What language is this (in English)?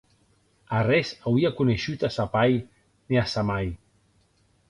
Occitan